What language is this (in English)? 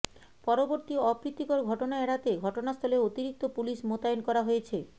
Bangla